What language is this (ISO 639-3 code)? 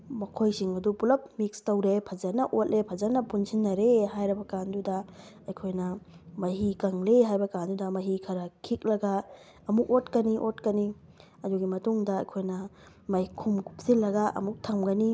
mni